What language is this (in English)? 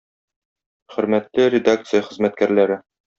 Tatar